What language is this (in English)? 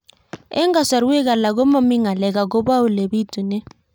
Kalenjin